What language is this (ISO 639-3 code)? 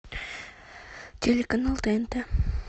rus